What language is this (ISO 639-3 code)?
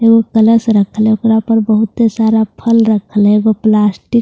hin